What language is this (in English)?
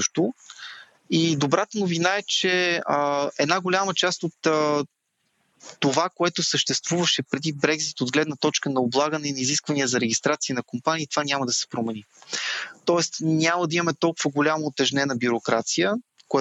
Bulgarian